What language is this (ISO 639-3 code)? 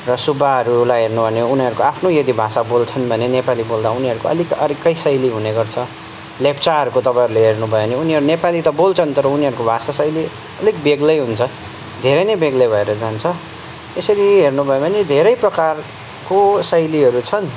nep